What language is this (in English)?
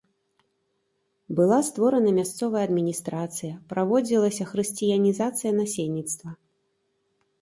Belarusian